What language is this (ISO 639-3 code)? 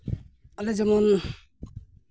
sat